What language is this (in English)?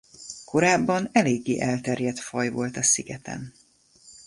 Hungarian